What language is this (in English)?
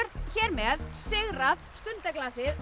Icelandic